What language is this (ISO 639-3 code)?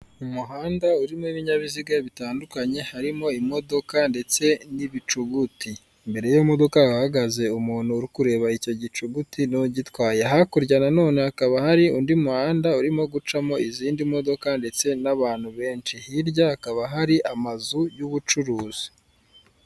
kin